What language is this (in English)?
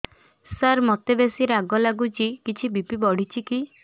Odia